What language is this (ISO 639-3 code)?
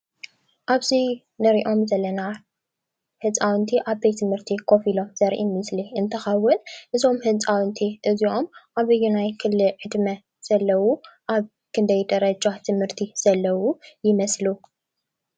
tir